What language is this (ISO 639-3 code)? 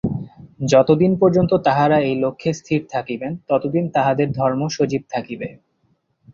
ben